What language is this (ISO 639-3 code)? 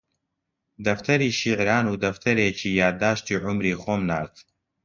ckb